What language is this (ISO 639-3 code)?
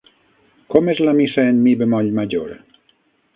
cat